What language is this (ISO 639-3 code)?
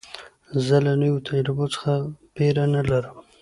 pus